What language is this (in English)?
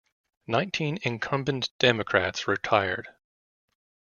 English